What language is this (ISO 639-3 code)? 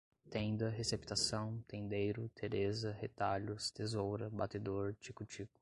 por